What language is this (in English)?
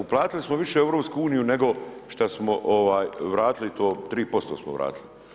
Croatian